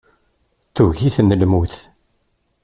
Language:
Kabyle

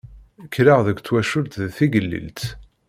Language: Kabyle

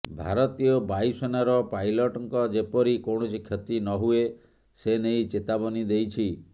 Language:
Odia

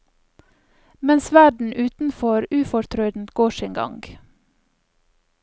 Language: Norwegian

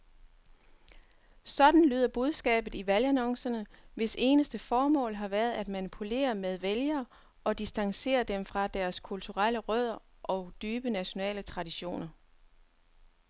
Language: Danish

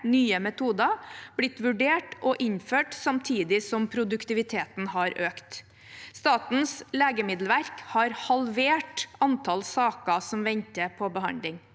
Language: Norwegian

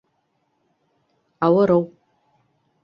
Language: Bashkir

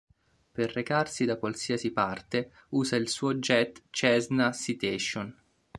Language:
Italian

